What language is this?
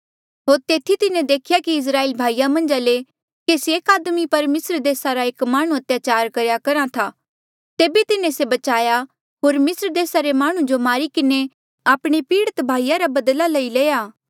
Mandeali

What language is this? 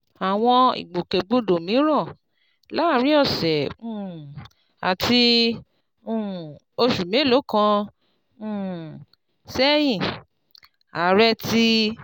Yoruba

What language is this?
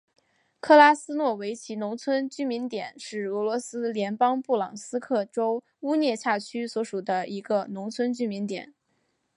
Chinese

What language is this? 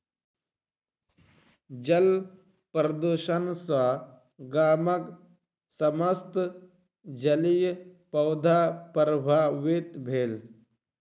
Maithili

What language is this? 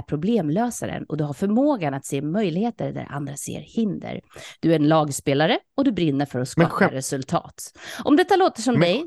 Swedish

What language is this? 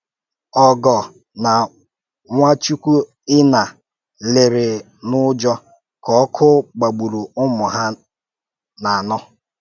Igbo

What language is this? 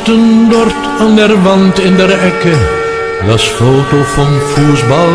Dutch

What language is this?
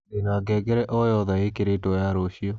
Kikuyu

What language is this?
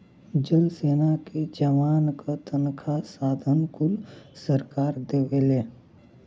Bhojpuri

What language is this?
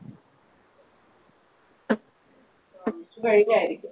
Malayalam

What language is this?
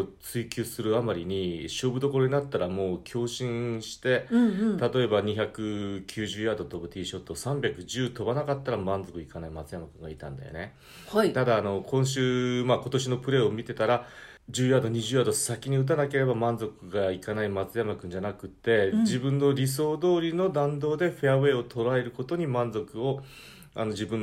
Japanese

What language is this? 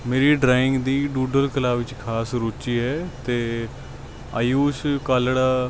Punjabi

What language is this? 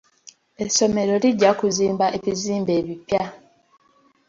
Ganda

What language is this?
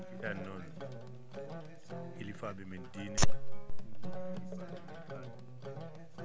Fula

